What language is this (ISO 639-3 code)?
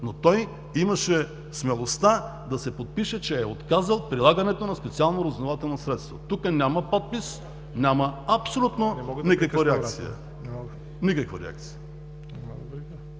bul